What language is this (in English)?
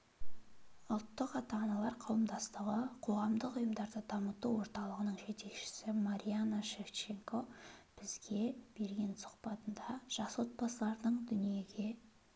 Kazakh